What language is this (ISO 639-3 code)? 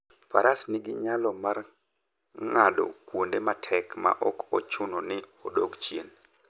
luo